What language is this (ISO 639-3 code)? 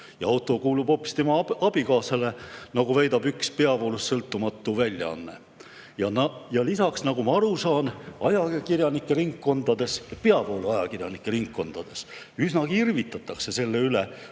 est